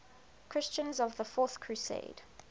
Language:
English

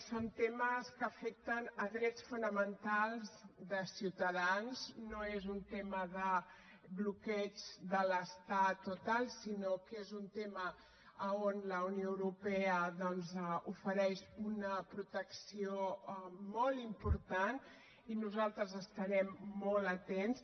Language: Catalan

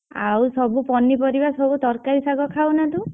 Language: Odia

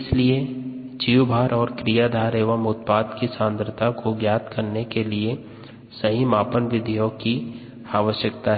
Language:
Hindi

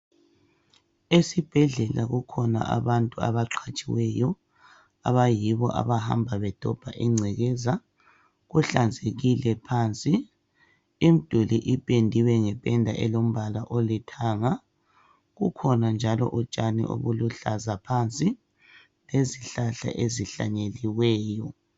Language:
North Ndebele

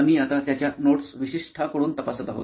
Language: Marathi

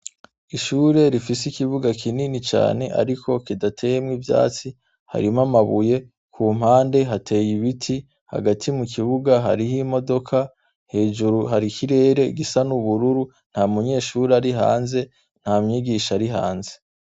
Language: Rundi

